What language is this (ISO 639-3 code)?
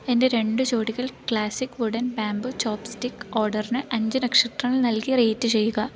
mal